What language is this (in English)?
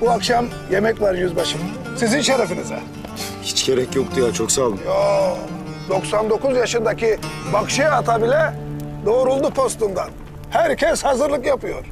Turkish